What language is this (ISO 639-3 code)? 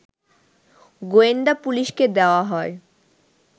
ben